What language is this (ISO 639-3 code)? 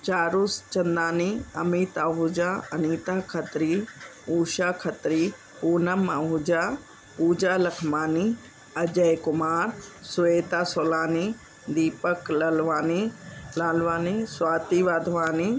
snd